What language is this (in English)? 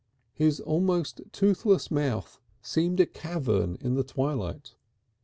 English